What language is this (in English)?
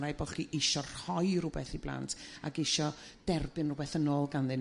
Welsh